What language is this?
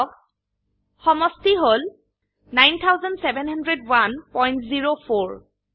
Assamese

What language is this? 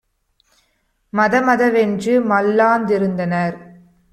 Tamil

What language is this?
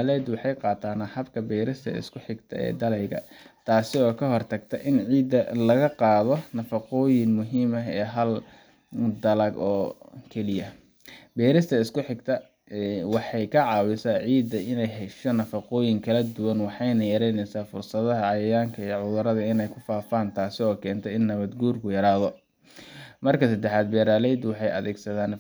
Somali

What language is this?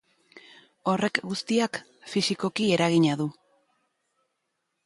Basque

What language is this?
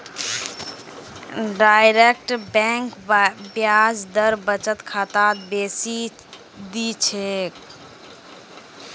Magahi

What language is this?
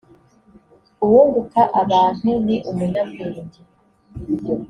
Kinyarwanda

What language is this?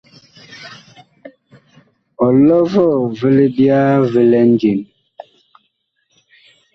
Bakoko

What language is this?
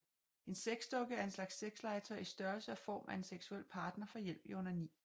Danish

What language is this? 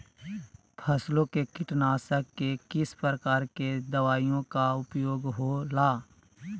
Magahi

